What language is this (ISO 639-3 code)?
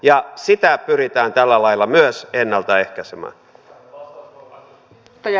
fin